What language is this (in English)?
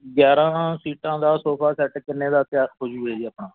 Punjabi